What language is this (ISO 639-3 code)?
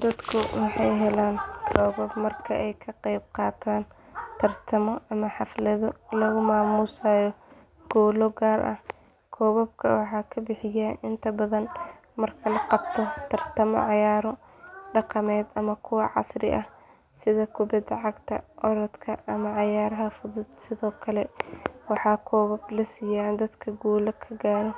som